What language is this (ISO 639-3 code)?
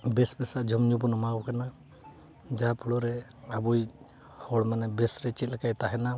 sat